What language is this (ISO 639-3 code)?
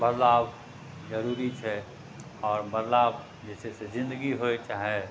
mai